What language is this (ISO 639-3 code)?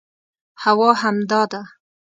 pus